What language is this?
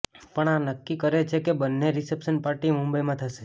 Gujarati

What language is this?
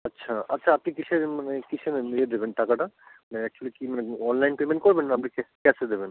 Bangla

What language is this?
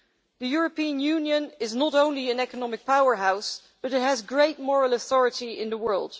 English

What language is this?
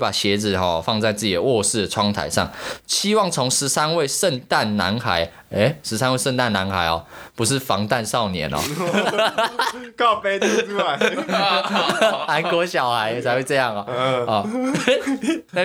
Chinese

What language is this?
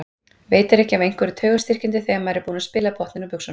Icelandic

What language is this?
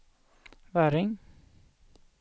Swedish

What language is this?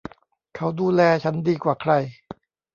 Thai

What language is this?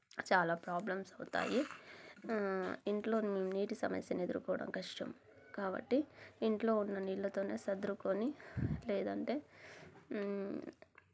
Telugu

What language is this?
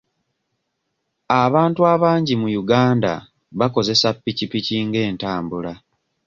Ganda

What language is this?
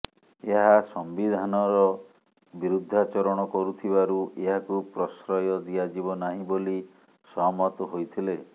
Odia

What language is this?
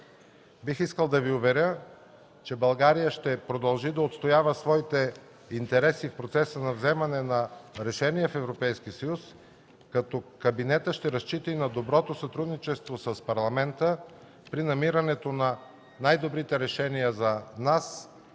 Bulgarian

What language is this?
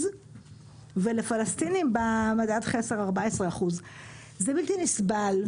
Hebrew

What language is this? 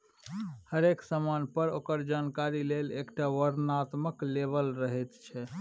Maithili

